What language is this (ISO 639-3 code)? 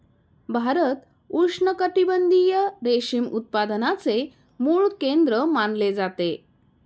mar